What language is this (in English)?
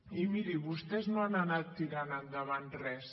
Catalan